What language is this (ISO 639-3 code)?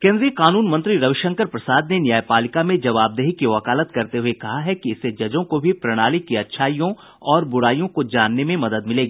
hin